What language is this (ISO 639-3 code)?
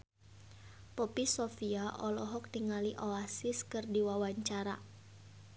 sun